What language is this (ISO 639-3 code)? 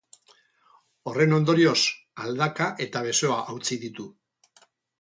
eus